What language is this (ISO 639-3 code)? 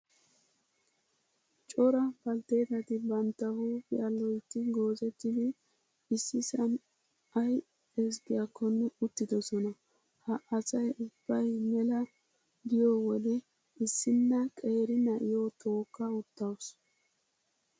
wal